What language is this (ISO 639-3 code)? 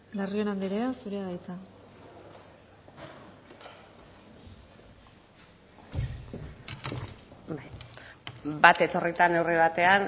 eus